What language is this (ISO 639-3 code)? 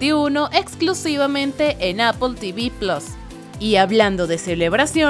spa